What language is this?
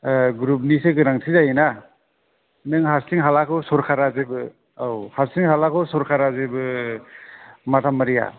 Bodo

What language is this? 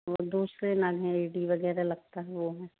Hindi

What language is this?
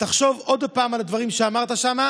Hebrew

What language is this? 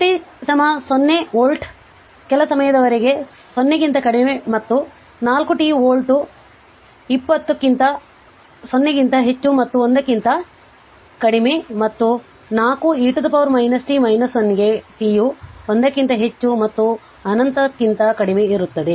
Kannada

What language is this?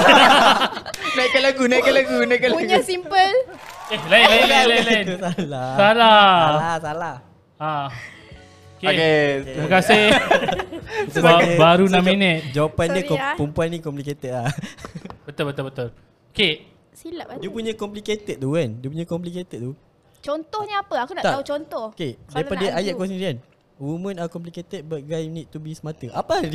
Malay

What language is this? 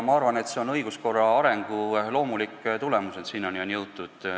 Estonian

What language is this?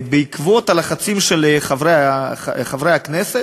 Hebrew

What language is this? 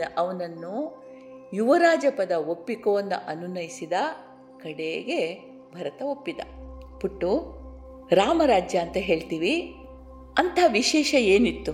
Kannada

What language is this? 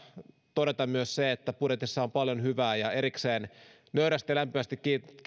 Finnish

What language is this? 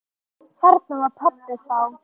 Icelandic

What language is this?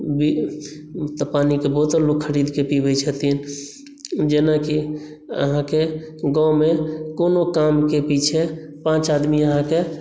Maithili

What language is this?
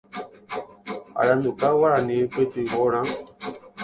Guarani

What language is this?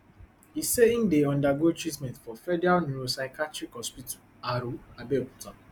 Nigerian Pidgin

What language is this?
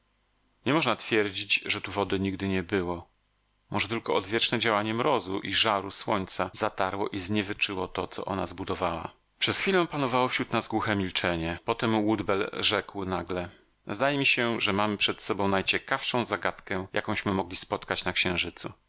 Polish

